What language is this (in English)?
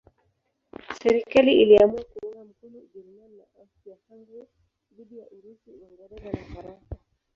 Swahili